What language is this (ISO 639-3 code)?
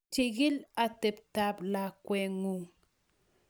kln